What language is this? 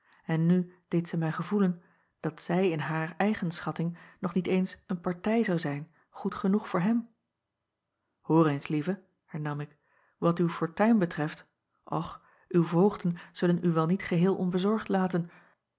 Dutch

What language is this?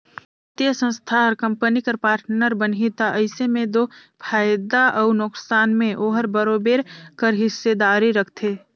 Chhattisgarhi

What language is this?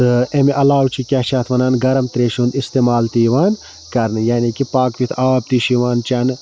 Kashmiri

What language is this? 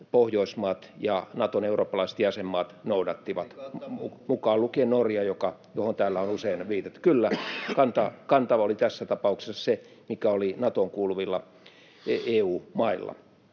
Finnish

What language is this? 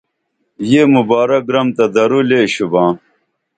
Dameli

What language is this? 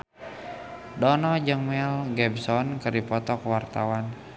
Sundanese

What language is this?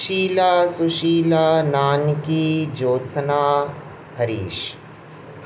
Sindhi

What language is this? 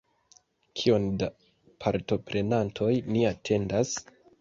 Esperanto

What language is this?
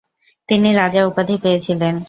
Bangla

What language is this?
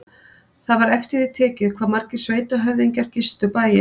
Icelandic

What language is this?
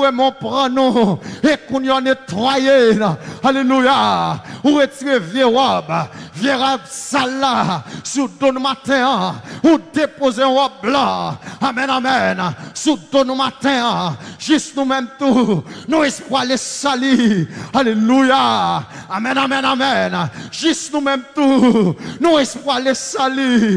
French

